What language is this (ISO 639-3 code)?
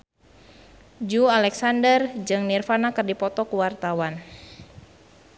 sun